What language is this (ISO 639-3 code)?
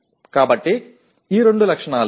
tel